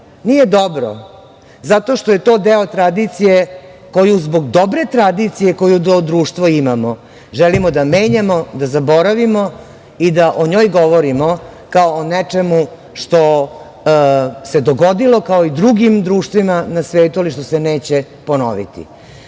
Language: Serbian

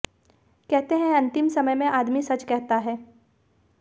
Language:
Hindi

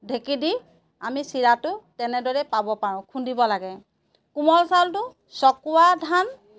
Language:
Assamese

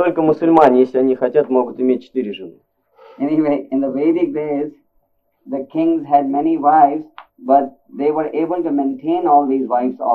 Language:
Russian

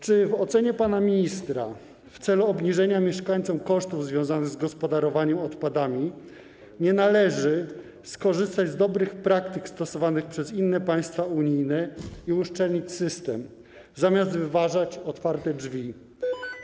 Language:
Polish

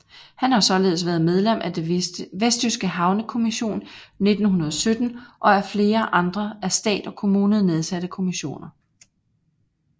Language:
Danish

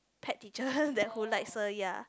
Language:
English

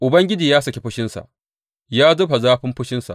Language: Hausa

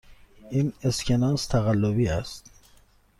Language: Persian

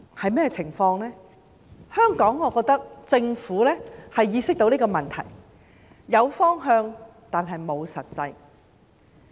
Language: Cantonese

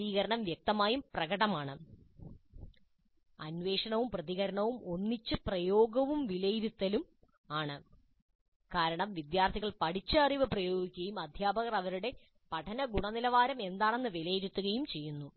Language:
Malayalam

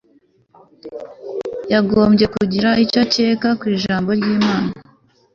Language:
Kinyarwanda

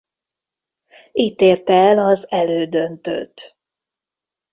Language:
Hungarian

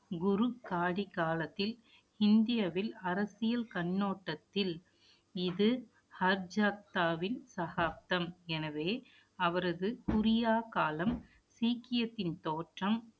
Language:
Tamil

